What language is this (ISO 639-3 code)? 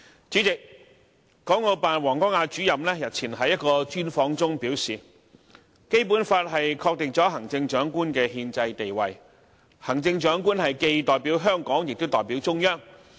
yue